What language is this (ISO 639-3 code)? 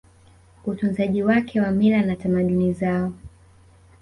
swa